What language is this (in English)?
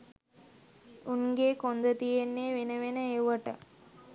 Sinhala